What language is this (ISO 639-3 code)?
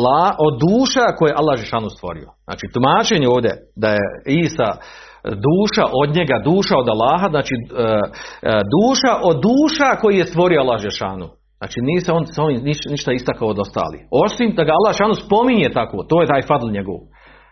hrv